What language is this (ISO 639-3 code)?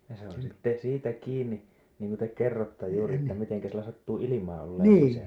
fin